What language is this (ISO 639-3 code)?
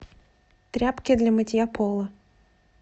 rus